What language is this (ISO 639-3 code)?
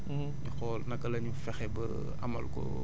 wol